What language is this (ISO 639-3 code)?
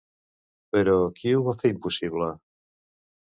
cat